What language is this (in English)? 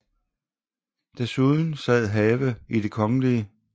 Danish